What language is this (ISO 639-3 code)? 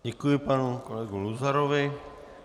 ces